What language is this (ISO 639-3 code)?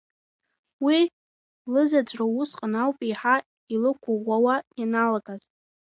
abk